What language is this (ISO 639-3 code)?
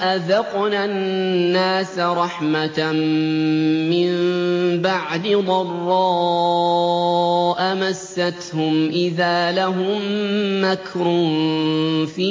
ara